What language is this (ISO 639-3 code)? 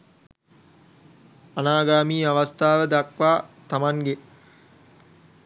sin